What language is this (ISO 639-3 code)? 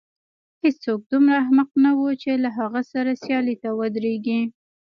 pus